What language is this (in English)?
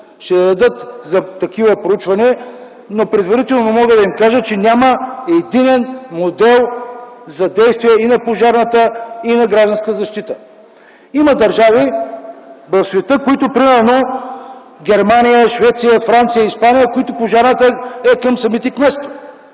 Bulgarian